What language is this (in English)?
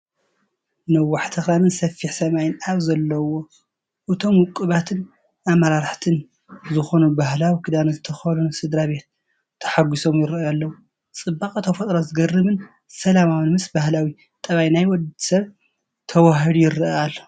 Tigrinya